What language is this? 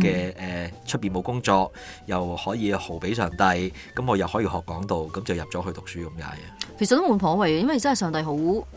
Chinese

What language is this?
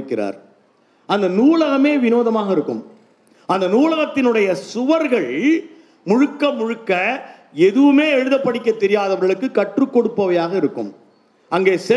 Tamil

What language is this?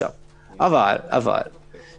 Hebrew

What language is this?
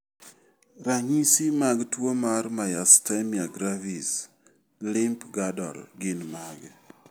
Luo (Kenya and Tanzania)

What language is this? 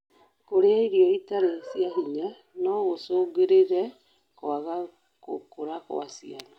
Kikuyu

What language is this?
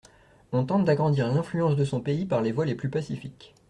French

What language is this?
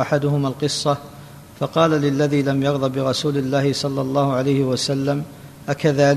Arabic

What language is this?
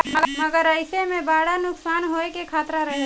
Bhojpuri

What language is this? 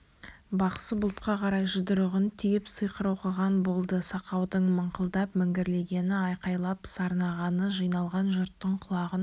Kazakh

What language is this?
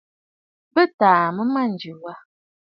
Bafut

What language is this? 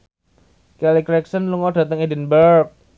Javanese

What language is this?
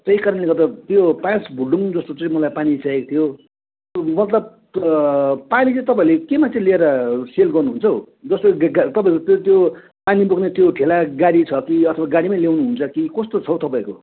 Nepali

